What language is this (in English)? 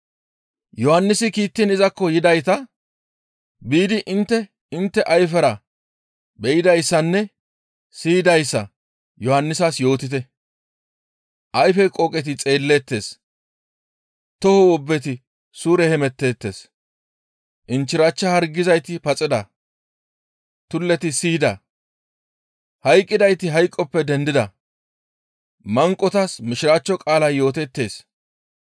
Gamo